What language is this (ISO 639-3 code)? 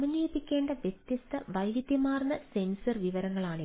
mal